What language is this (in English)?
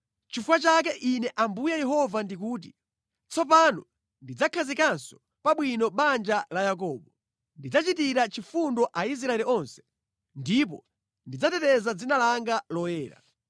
Nyanja